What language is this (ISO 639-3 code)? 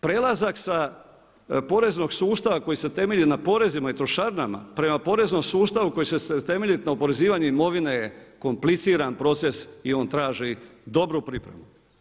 hrv